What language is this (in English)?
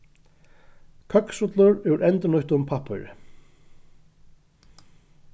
Faroese